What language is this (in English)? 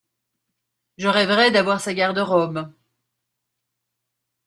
French